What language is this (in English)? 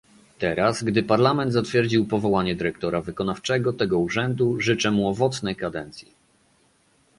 Polish